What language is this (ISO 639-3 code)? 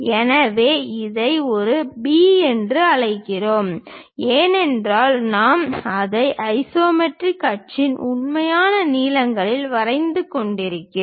tam